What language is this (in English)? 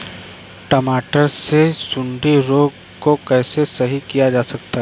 Hindi